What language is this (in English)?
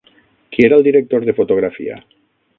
Catalan